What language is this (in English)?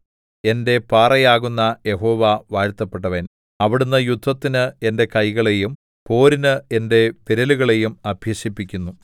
Malayalam